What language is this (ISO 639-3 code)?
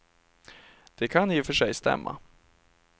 swe